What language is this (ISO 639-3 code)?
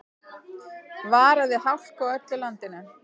isl